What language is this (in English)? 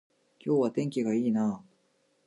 Japanese